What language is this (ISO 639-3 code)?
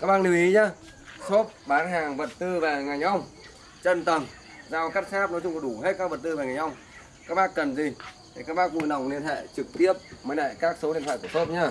vie